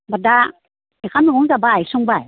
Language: Bodo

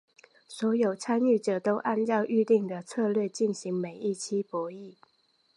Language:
Chinese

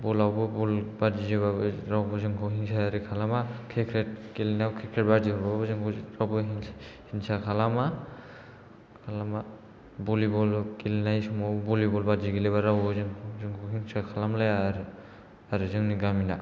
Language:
Bodo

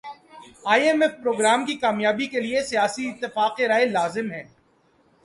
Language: Urdu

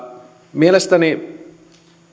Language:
Finnish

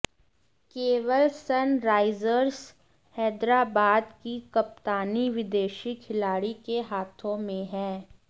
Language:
Hindi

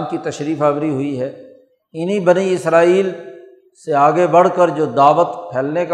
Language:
Urdu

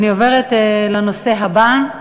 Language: Hebrew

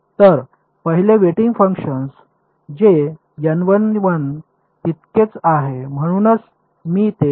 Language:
Marathi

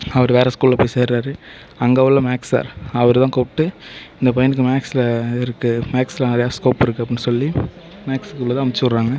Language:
Tamil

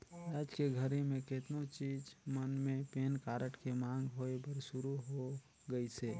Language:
Chhattisgarhi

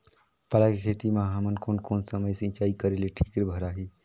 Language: Chhattisgarhi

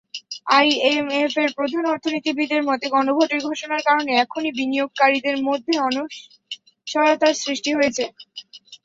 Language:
Bangla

